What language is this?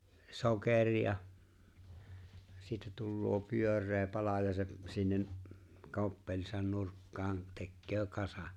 Finnish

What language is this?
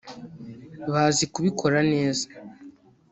Kinyarwanda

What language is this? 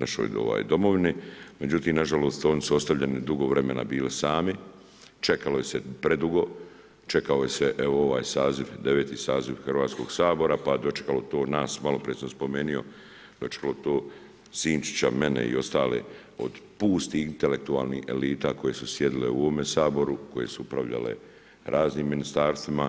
Croatian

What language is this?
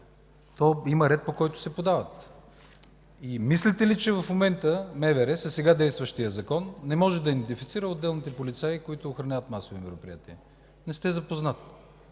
Bulgarian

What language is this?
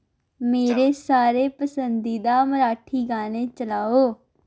Dogri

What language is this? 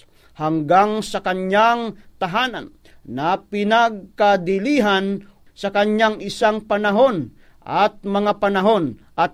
Filipino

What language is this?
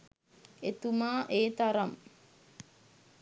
Sinhala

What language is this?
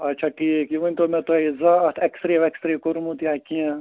Kashmiri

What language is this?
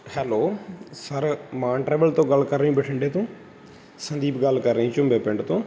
Punjabi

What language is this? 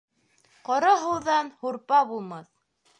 Bashkir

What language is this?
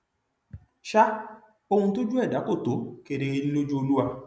Yoruba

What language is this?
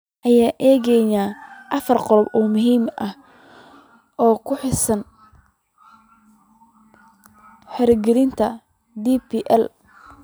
Somali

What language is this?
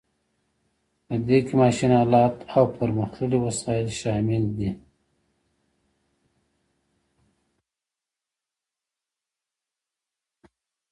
Pashto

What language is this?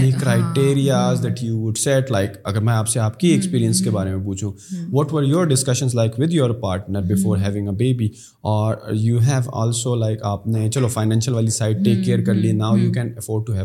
Urdu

